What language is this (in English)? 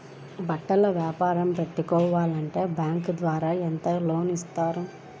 Telugu